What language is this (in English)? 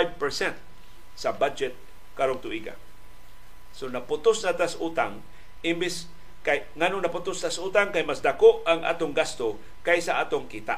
Filipino